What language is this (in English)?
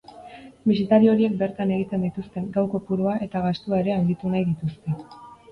Basque